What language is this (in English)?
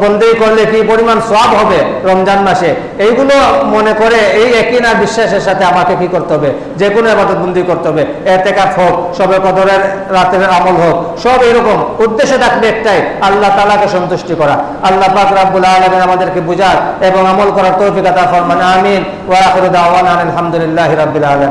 Indonesian